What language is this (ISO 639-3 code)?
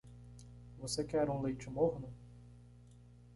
por